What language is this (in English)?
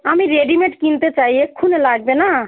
Bangla